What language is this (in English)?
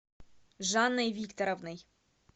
Russian